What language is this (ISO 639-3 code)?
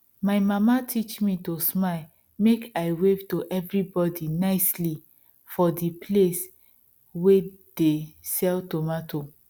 pcm